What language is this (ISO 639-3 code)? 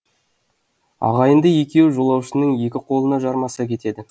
kaz